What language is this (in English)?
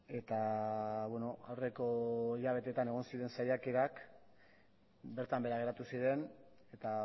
Basque